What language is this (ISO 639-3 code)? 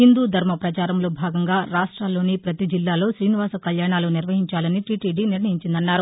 tel